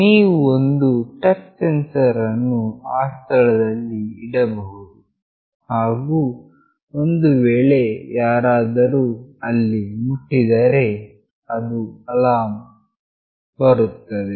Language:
Kannada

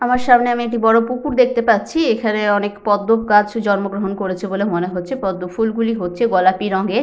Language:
Bangla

